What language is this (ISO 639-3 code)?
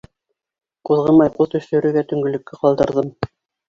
bak